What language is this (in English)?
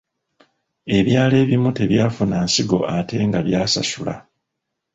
Ganda